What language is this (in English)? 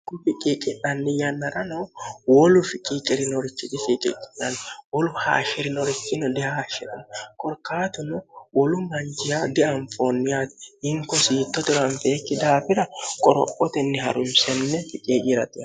Sidamo